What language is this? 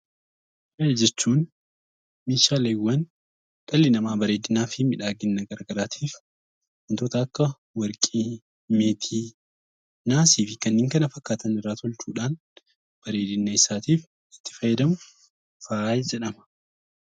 Oromo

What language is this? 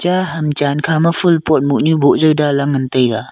Wancho Naga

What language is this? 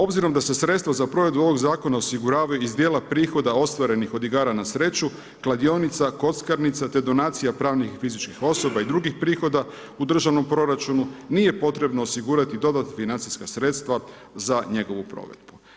Croatian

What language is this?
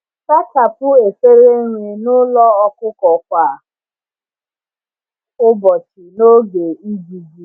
Igbo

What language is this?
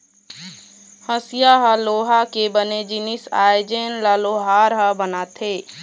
Chhattisgarhi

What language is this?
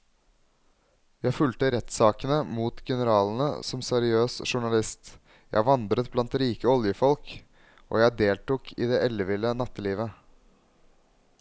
Norwegian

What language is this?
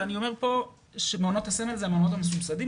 Hebrew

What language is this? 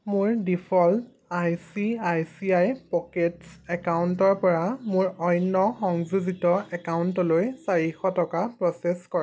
Assamese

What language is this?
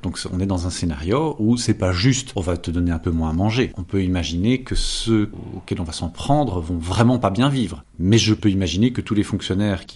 French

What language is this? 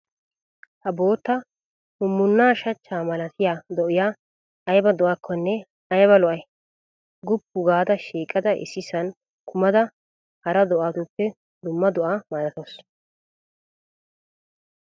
Wolaytta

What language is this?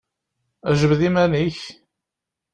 Kabyle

